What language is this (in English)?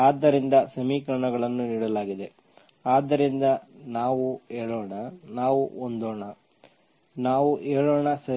Kannada